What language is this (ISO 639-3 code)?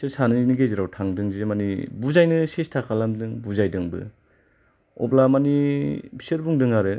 brx